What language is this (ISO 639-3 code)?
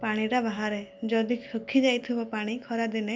ori